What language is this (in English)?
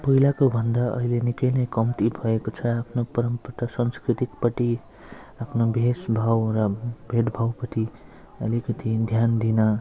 Nepali